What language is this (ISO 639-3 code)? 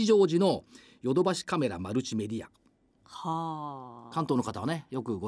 jpn